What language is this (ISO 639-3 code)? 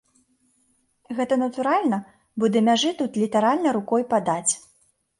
bel